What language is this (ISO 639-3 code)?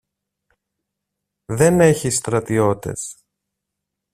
ell